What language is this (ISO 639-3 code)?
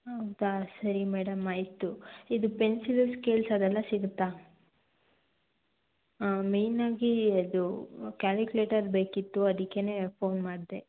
kan